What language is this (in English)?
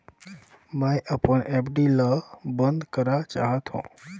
Chhattisgarhi